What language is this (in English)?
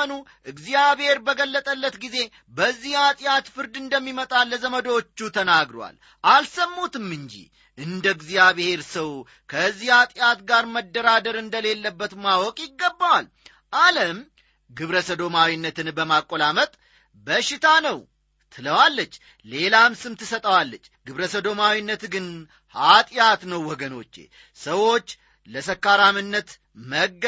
Amharic